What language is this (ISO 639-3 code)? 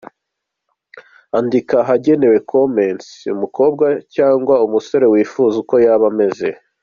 kin